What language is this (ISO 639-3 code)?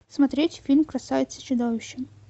rus